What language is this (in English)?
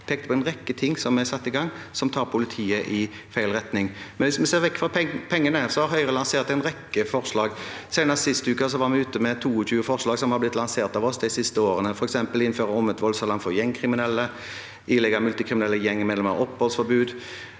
Norwegian